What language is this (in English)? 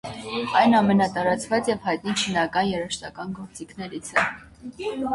Armenian